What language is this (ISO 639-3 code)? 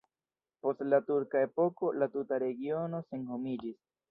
epo